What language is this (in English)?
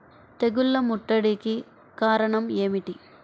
Telugu